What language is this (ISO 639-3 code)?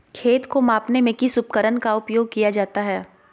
mag